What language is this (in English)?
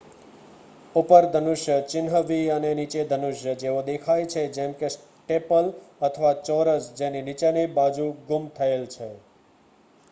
Gujarati